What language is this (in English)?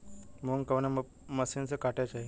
Bhojpuri